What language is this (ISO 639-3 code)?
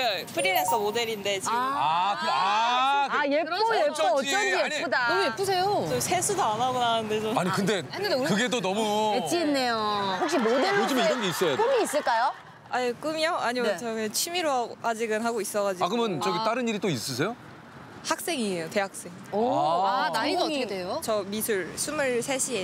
kor